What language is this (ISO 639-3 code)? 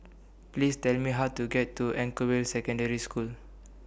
eng